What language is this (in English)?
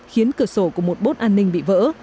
Vietnamese